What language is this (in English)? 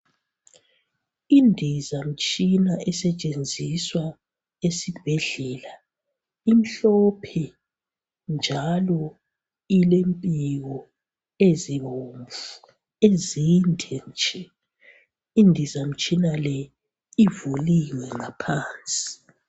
North Ndebele